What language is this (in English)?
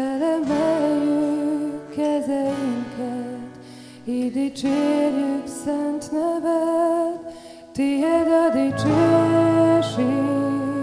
Hungarian